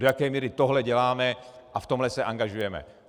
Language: Czech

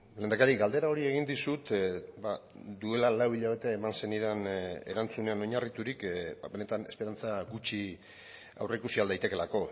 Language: Basque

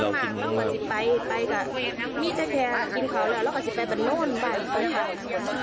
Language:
Thai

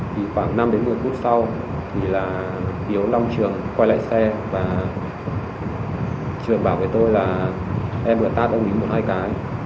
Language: Vietnamese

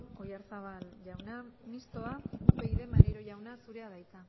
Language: Basque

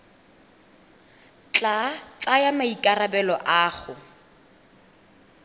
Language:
Tswana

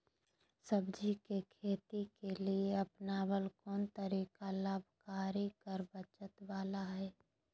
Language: Magahi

